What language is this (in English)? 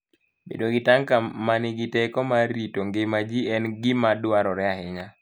Luo (Kenya and Tanzania)